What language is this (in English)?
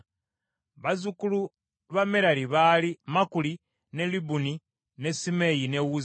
Ganda